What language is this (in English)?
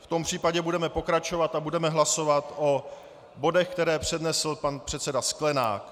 Czech